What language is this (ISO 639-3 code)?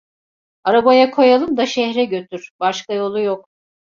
tur